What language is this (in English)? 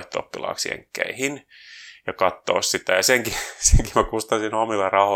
Finnish